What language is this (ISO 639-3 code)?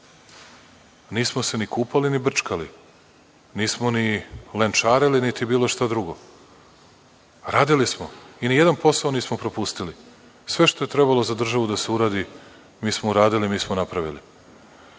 srp